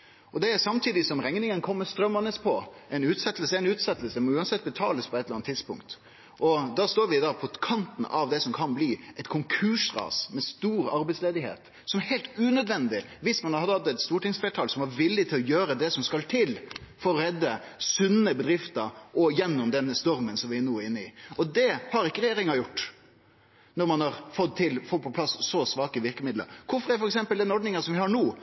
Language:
Norwegian Nynorsk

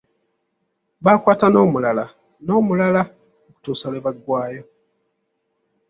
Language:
Ganda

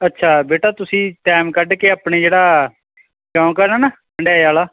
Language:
Punjabi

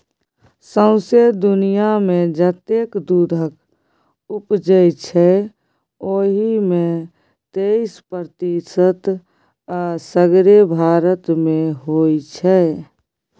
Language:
Maithili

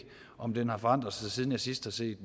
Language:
Danish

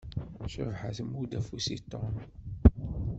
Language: Kabyle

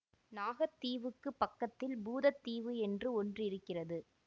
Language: Tamil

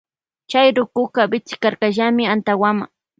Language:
Loja Highland Quichua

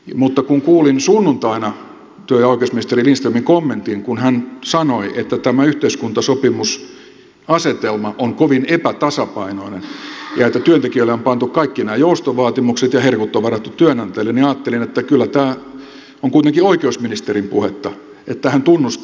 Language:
Finnish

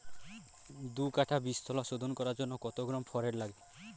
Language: Bangla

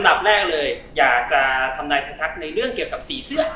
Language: Thai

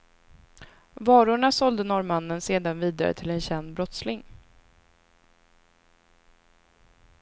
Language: Swedish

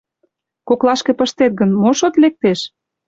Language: Mari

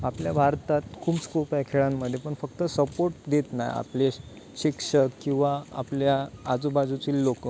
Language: Marathi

